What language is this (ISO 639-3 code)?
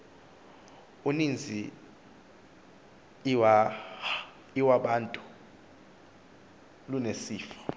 xho